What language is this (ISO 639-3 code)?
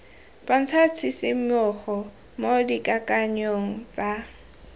tsn